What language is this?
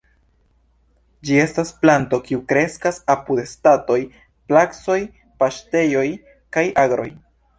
Esperanto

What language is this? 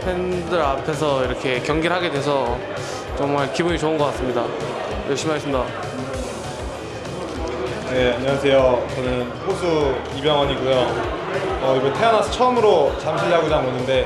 Korean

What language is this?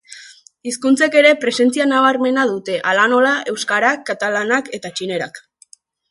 Basque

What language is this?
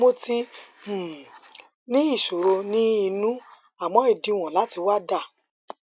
Yoruba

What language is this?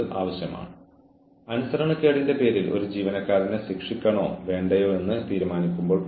Malayalam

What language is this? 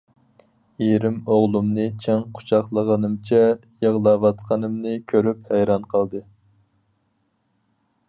Uyghur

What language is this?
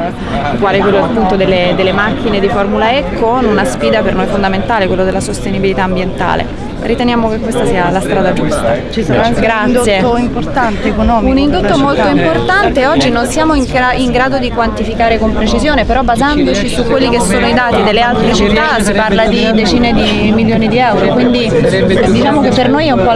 Italian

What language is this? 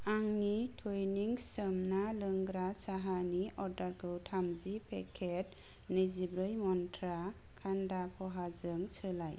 Bodo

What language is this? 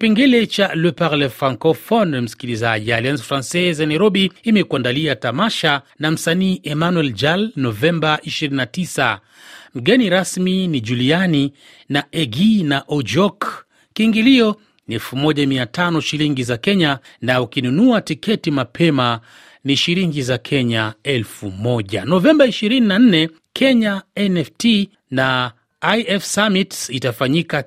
Swahili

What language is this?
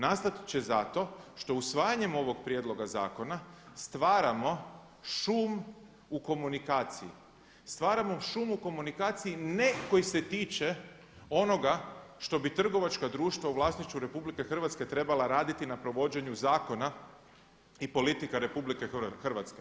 Croatian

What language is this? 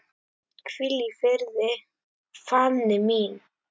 Icelandic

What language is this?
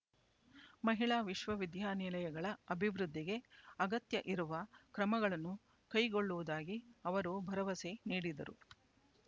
Kannada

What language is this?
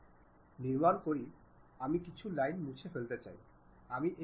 Bangla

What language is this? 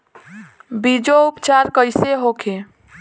Bhojpuri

